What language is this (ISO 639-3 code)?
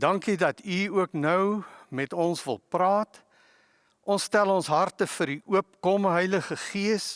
nld